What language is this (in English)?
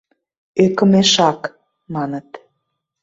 Mari